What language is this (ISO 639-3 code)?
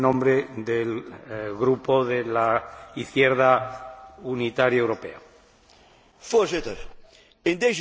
nld